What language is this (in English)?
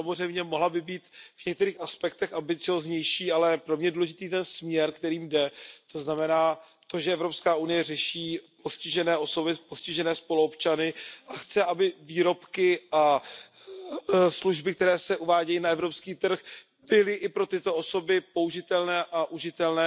Czech